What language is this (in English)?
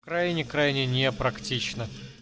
Russian